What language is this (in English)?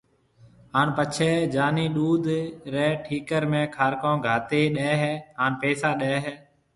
Marwari (Pakistan)